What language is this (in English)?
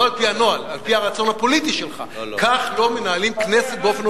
Hebrew